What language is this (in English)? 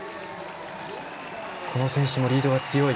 Japanese